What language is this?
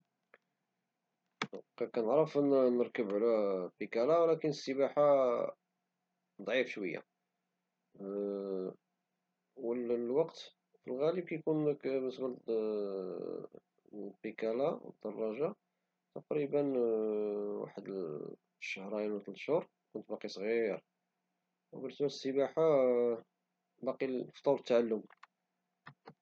Moroccan Arabic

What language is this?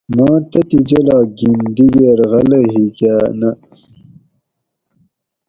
Gawri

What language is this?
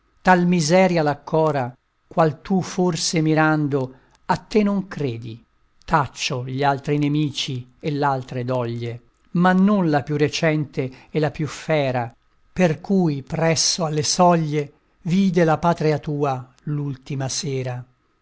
Italian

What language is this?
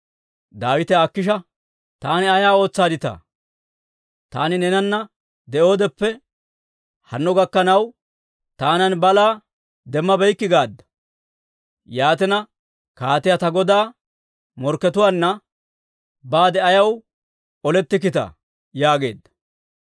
Dawro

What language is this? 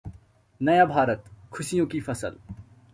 Hindi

